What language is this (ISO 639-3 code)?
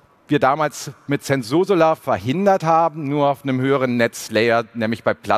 deu